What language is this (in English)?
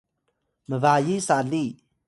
Atayal